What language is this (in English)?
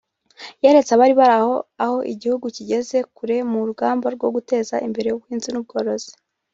Kinyarwanda